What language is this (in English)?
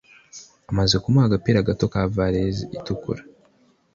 Kinyarwanda